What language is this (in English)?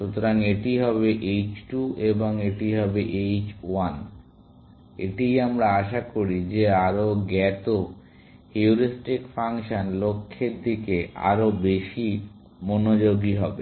Bangla